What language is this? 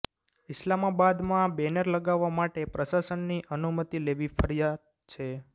Gujarati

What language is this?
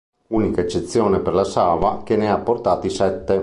Italian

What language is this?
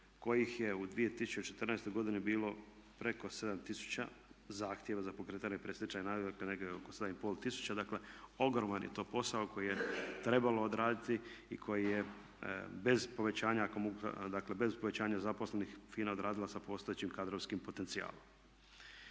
Croatian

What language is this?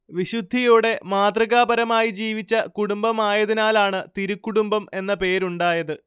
Malayalam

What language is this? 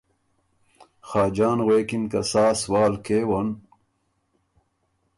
Ormuri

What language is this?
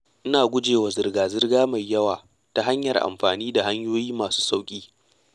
Hausa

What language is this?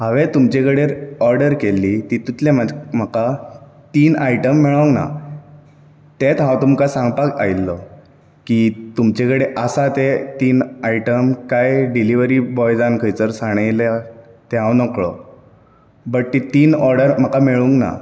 Konkani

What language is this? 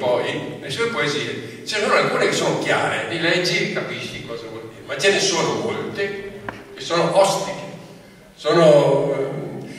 Italian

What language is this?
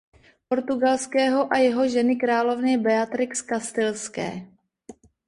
Czech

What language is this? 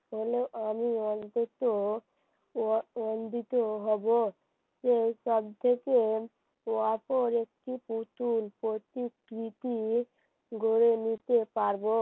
Bangla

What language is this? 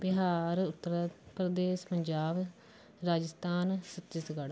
Punjabi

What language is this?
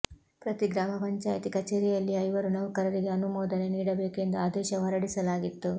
Kannada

